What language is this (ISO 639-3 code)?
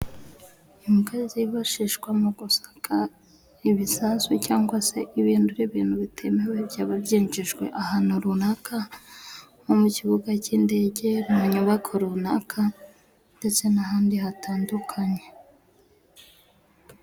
kin